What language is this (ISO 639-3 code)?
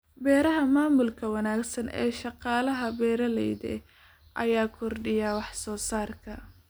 som